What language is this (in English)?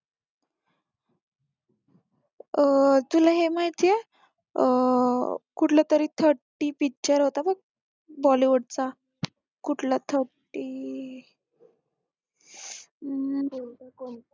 Marathi